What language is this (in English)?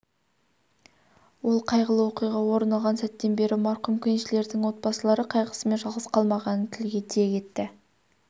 Kazakh